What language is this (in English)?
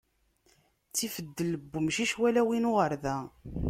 Kabyle